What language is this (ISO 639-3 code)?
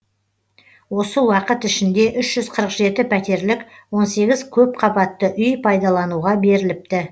kaz